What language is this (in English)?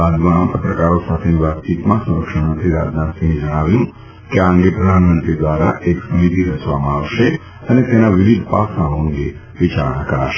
Gujarati